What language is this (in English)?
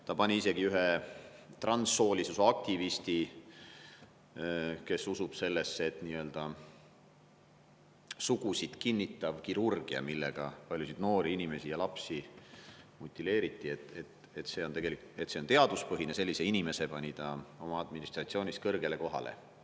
Estonian